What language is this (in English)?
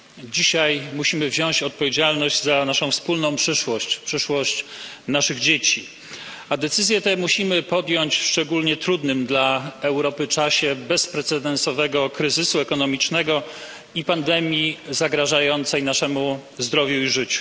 Polish